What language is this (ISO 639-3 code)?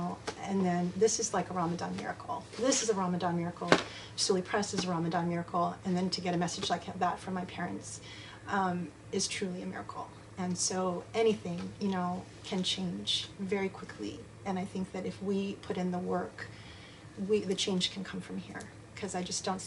eng